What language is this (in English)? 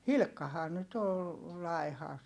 Finnish